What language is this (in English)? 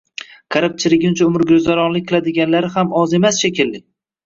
Uzbek